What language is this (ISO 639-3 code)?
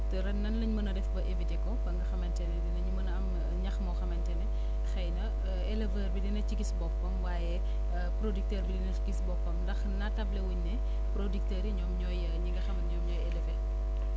wol